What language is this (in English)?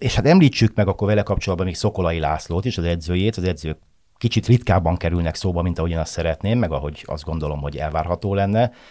Hungarian